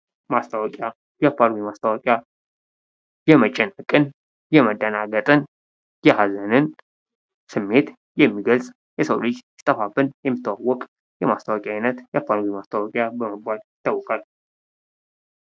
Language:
Amharic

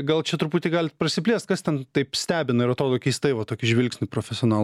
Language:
Lithuanian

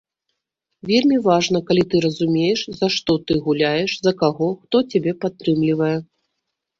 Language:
Belarusian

